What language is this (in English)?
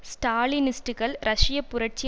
Tamil